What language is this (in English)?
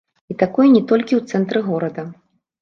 Belarusian